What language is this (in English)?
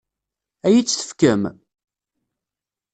Kabyle